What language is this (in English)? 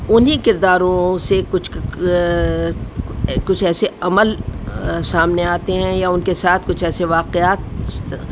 Urdu